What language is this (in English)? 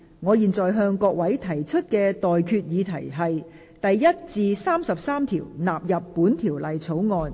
Cantonese